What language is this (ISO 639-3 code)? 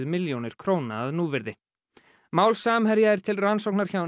isl